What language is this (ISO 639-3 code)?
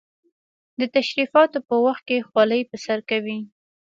pus